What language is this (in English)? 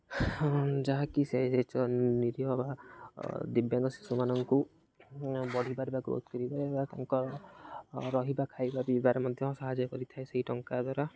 Odia